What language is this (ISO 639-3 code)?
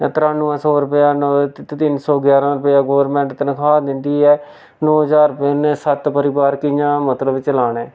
doi